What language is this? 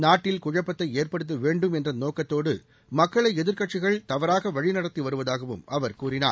Tamil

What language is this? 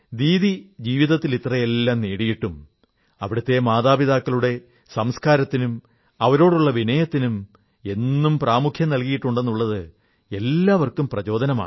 Malayalam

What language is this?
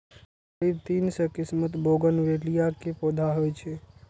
Maithili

